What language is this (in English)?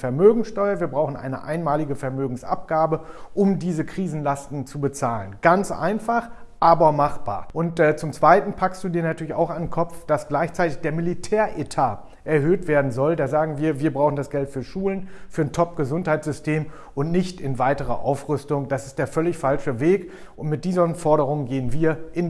German